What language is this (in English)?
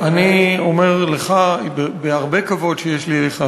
Hebrew